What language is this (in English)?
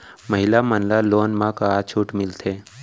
Chhattisgarhi